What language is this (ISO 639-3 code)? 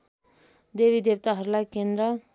nep